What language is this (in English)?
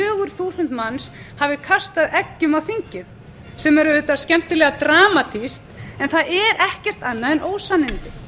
Icelandic